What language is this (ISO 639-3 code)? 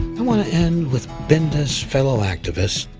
eng